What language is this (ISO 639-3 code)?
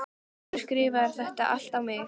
isl